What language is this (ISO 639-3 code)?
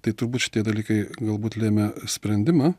lit